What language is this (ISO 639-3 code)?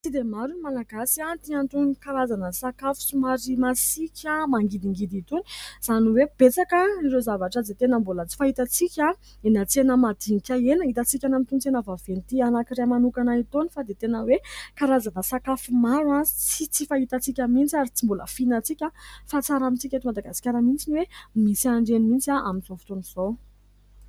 mlg